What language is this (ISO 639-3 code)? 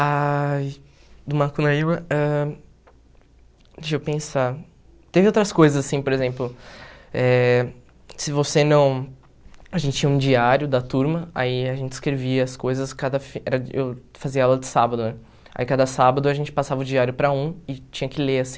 por